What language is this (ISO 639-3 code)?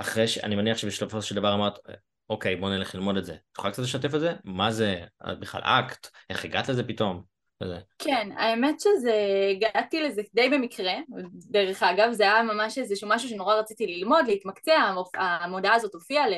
heb